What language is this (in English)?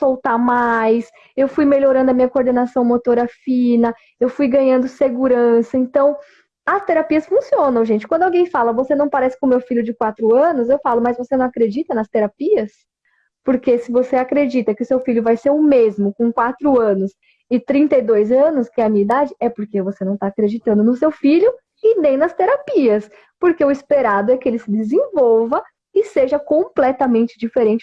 Portuguese